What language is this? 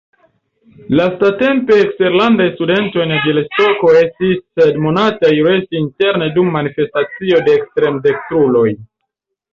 Esperanto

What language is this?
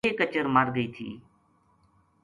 Gujari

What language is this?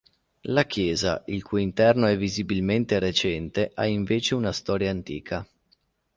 Italian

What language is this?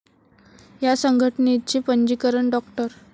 Marathi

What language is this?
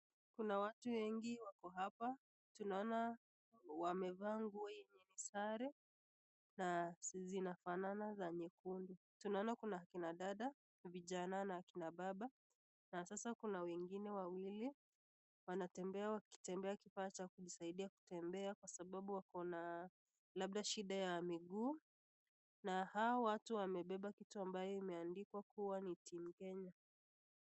Swahili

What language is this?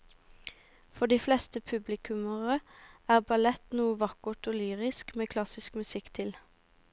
Norwegian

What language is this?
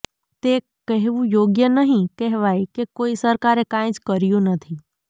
Gujarati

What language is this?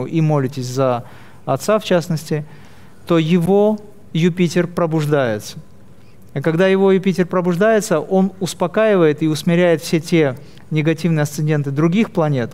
Russian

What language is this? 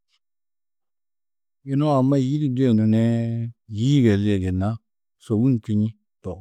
Tedaga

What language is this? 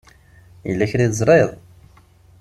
Kabyle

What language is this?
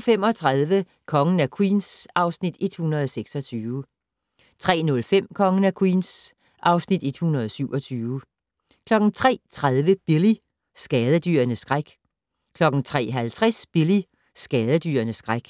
Danish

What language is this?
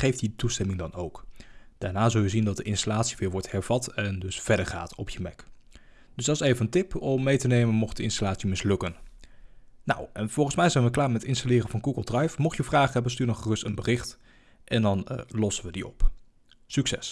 Dutch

